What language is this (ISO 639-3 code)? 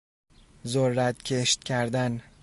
fas